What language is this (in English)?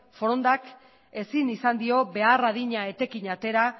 Basque